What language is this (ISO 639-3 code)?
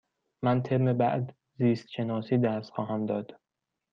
fas